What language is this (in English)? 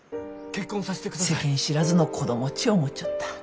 Japanese